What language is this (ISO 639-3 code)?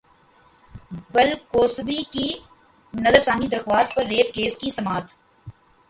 urd